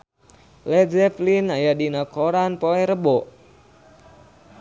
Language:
Sundanese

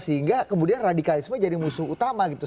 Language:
Indonesian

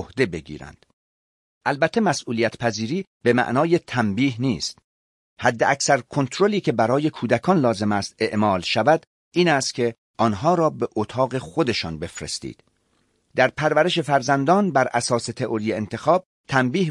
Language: Persian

